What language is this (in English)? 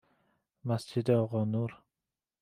Persian